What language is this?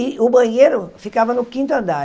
Portuguese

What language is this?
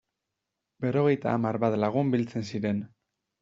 Basque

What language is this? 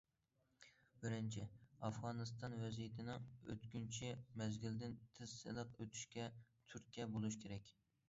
Uyghur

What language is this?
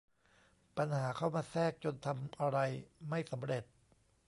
Thai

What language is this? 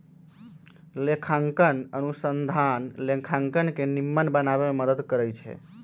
Magahi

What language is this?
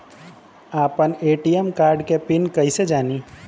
Bhojpuri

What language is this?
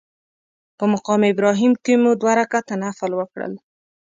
Pashto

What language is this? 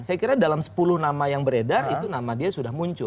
Indonesian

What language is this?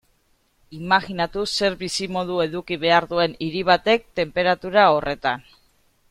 Basque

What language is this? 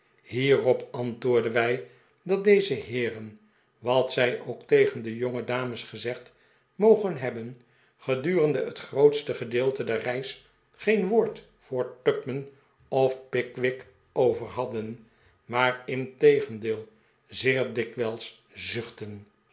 Dutch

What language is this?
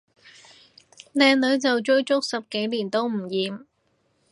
Cantonese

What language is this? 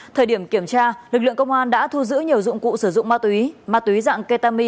Vietnamese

